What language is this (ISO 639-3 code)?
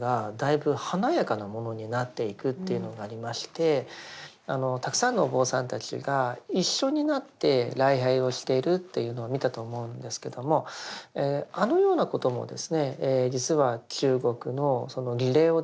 jpn